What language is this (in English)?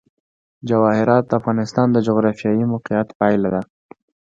Pashto